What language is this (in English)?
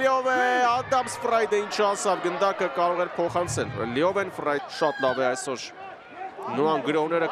Romanian